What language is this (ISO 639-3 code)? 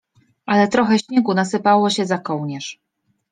pol